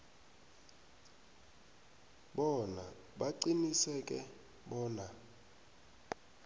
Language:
South Ndebele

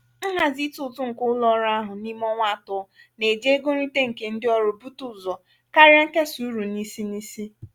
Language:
Igbo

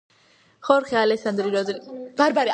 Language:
Georgian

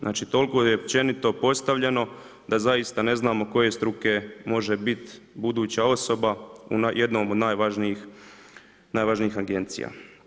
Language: Croatian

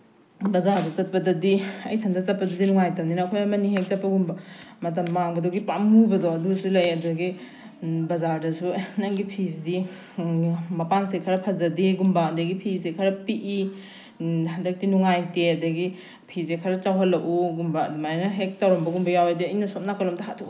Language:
Manipuri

